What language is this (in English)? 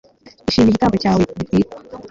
Kinyarwanda